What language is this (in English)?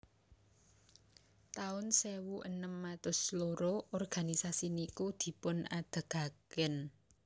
Javanese